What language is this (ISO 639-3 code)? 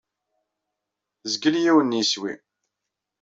kab